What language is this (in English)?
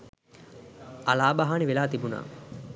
Sinhala